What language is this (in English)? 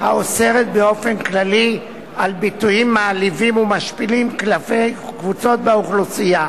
Hebrew